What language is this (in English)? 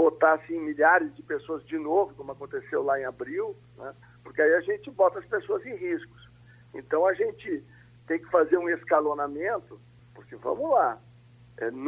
Portuguese